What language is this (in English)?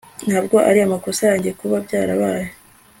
Kinyarwanda